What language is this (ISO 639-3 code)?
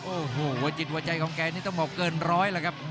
tha